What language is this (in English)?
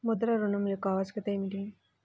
Telugu